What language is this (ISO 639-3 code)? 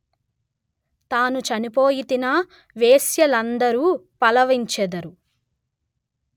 tel